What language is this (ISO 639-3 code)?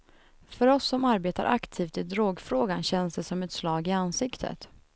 swe